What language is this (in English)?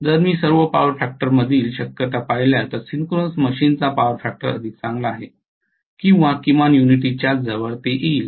Marathi